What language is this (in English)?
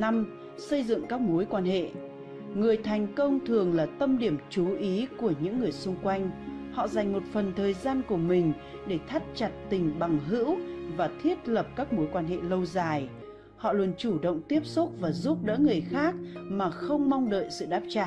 Vietnamese